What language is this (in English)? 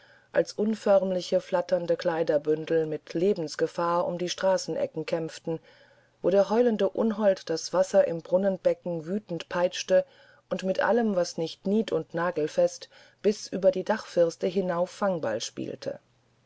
German